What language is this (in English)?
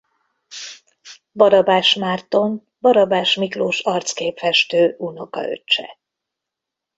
Hungarian